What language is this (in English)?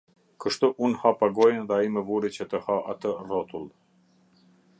Albanian